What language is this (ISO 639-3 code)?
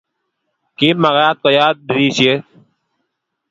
kln